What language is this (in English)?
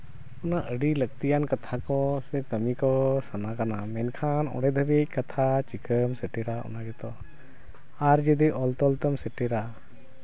Santali